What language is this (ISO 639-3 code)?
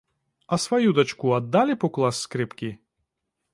bel